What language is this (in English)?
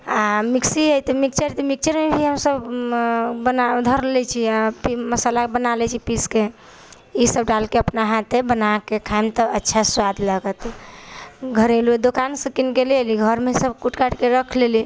Maithili